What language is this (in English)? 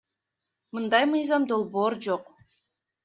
Kyrgyz